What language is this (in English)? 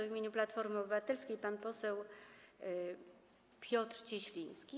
Polish